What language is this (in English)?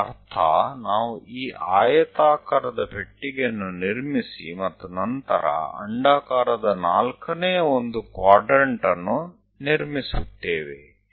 Kannada